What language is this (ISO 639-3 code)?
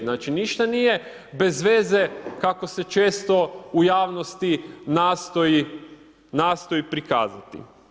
hrv